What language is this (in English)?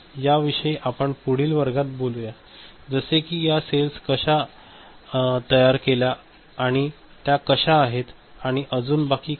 Marathi